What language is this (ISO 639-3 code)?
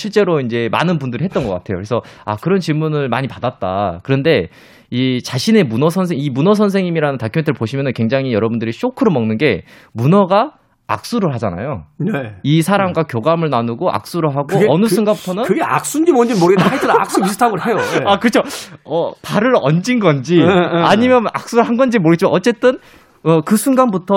kor